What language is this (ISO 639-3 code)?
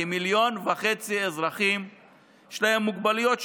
heb